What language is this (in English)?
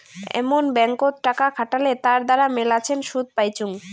Bangla